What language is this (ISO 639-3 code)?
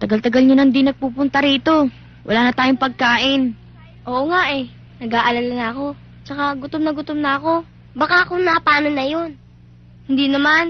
fil